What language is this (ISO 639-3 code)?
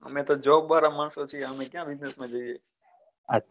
guj